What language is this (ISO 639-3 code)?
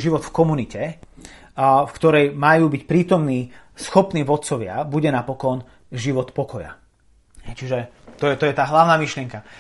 slk